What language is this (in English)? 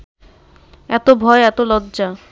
Bangla